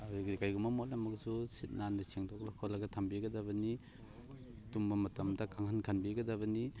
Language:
Manipuri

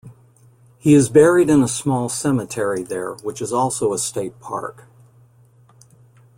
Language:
English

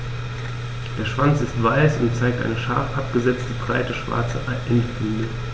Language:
German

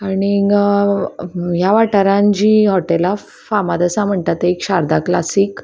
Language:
Konkani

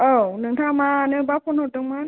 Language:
Bodo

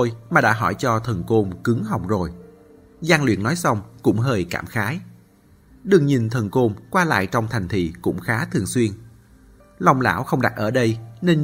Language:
Vietnamese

